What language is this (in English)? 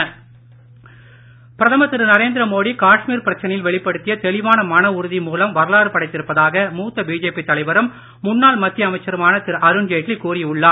Tamil